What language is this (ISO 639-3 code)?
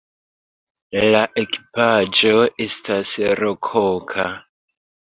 epo